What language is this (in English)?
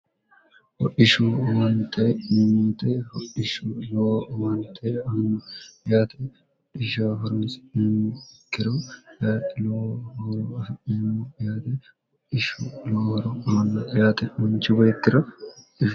Sidamo